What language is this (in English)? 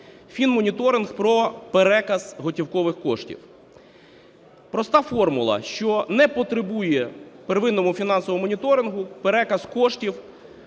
Ukrainian